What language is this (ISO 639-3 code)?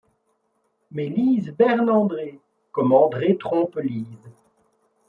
fra